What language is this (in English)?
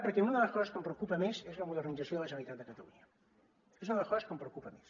Catalan